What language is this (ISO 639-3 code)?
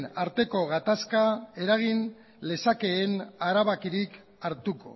eus